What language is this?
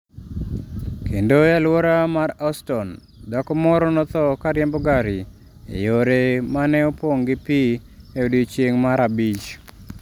Luo (Kenya and Tanzania)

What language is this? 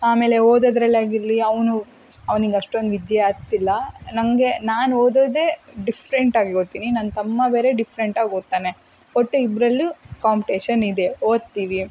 Kannada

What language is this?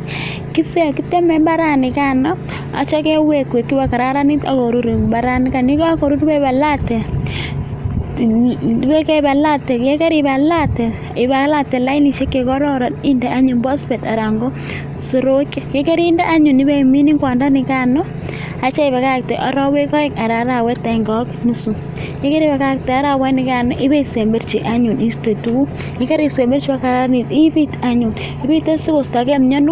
Kalenjin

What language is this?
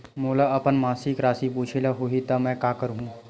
Chhattisgarhi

